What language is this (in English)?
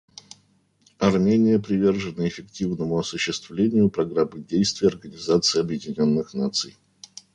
Russian